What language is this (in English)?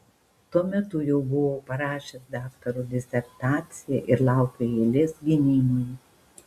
Lithuanian